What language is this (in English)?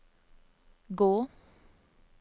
Norwegian